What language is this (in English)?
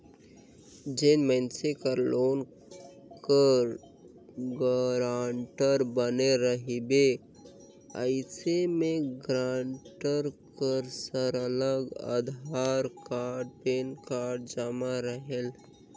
Chhattisgarhi